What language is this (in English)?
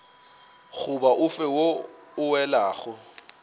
Northern Sotho